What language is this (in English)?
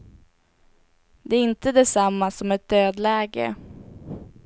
Swedish